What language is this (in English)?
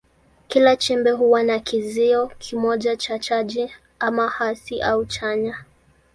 Swahili